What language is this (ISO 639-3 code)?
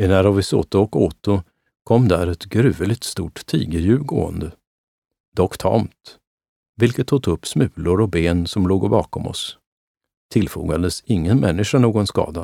swe